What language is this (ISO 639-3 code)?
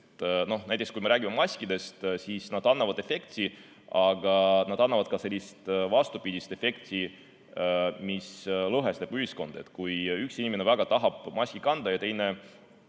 est